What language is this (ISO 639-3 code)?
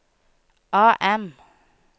nor